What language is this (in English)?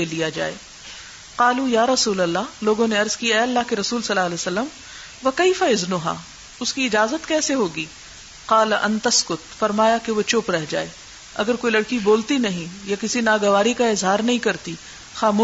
Urdu